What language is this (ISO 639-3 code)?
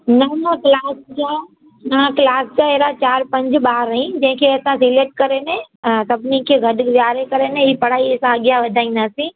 snd